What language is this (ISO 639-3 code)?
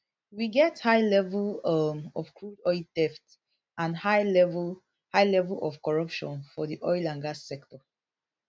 pcm